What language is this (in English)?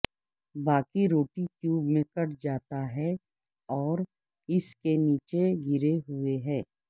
Urdu